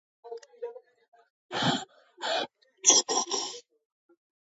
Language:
Georgian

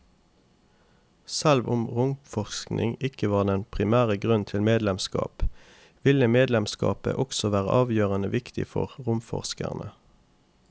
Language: Norwegian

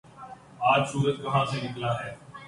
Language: Urdu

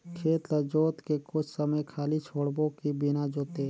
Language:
Chhattisgarhi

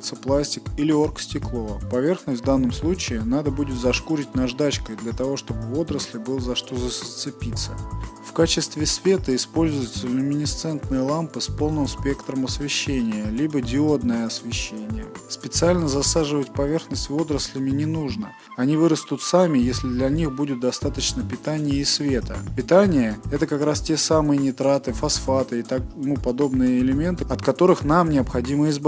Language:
Russian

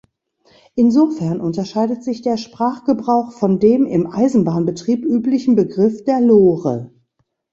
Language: German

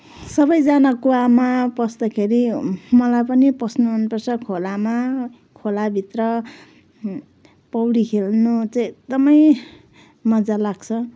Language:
Nepali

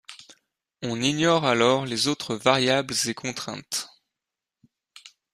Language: French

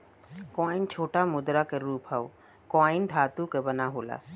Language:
Bhojpuri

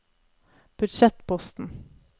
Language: Norwegian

